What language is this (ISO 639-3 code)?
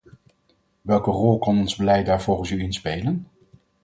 nld